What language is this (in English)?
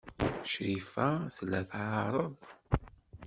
Kabyle